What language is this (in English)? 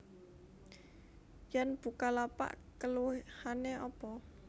Javanese